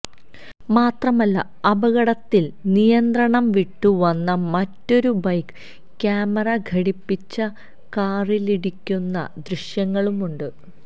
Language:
Malayalam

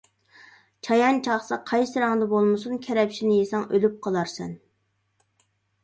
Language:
Uyghur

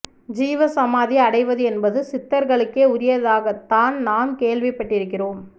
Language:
Tamil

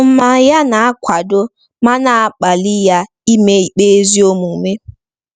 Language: Igbo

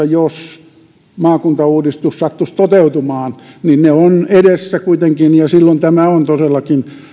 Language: Finnish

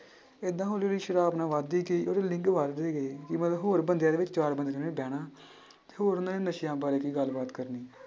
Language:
Punjabi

